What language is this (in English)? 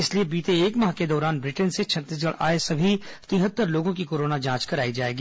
Hindi